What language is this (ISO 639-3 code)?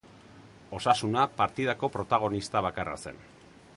eus